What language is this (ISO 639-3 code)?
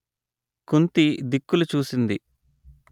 tel